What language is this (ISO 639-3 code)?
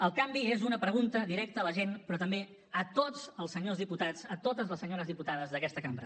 cat